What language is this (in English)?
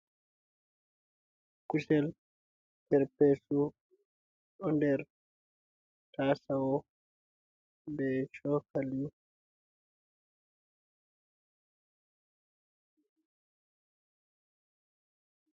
Fula